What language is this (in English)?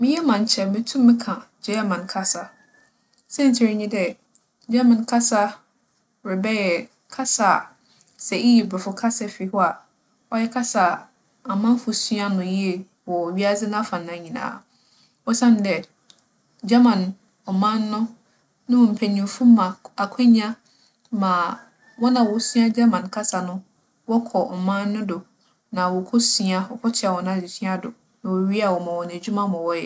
Akan